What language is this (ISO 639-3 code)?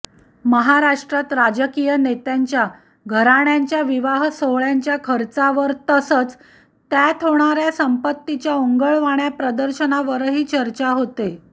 mar